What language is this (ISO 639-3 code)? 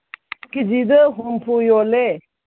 mni